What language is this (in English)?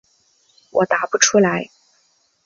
Chinese